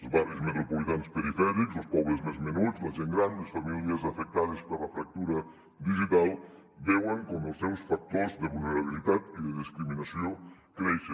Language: Catalan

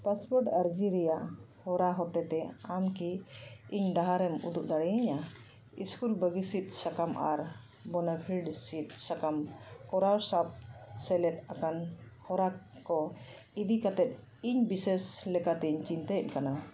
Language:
Santali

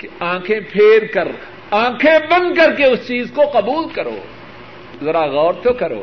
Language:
Urdu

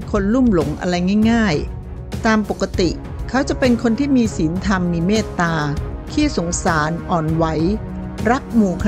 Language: Thai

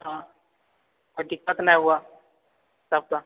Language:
Maithili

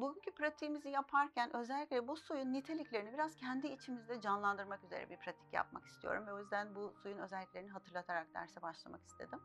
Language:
Turkish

